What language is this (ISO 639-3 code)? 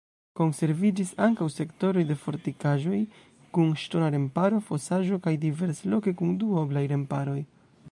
epo